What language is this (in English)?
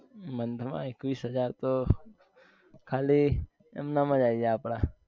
Gujarati